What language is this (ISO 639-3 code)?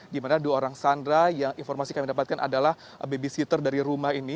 ind